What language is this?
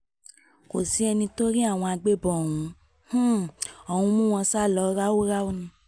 Yoruba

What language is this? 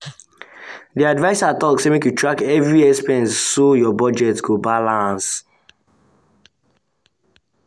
Nigerian Pidgin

